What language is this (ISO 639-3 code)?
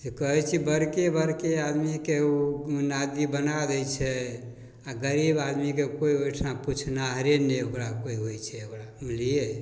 mai